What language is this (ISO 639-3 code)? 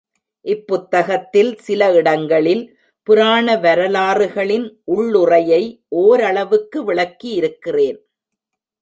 tam